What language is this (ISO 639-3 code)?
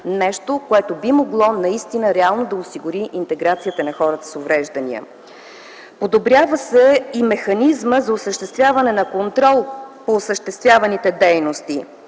bul